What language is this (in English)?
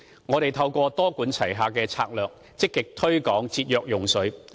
Cantonese